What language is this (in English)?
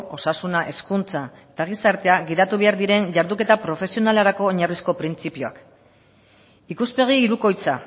Basque